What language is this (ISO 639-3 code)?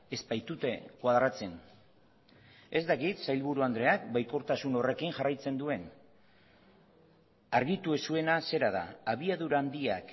eus